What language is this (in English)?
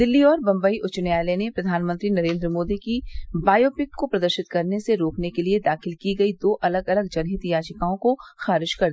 Hindi